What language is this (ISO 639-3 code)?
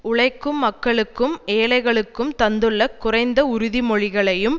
tam